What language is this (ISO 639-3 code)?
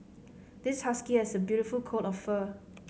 eng